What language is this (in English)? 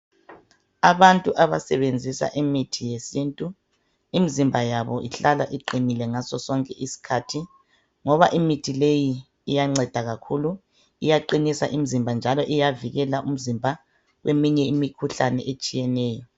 North Ndebele